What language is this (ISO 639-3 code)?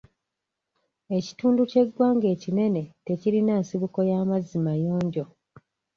lug